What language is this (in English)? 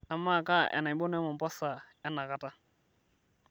Masai